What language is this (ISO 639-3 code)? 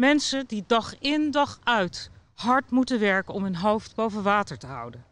nld